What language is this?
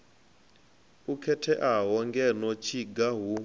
Venda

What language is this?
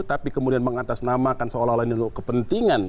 Indonesian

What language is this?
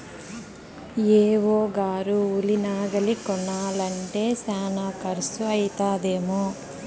Telugu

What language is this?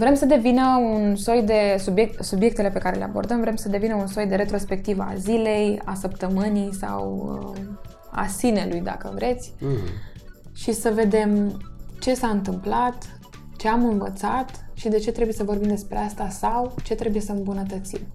Romanian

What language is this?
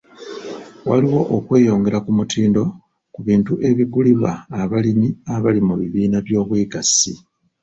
Ganda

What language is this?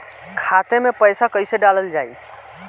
Bhojpuri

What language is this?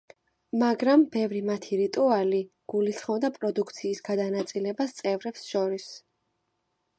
Georgian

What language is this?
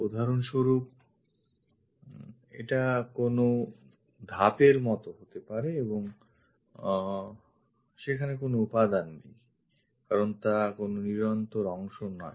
Bangla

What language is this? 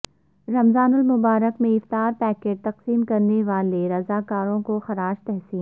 Urdu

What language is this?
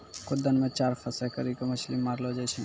Maithili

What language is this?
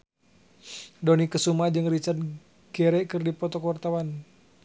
Sundanese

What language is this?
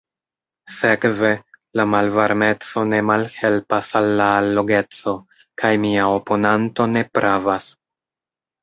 Esperanto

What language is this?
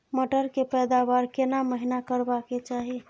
Maithili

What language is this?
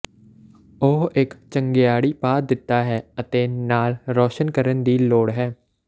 Punjabi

